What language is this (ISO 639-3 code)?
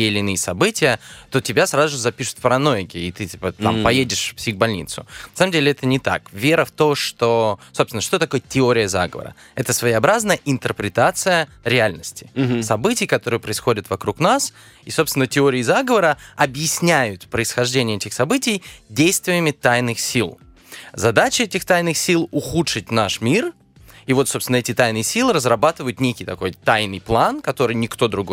rus